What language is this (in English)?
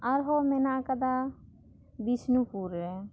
Santali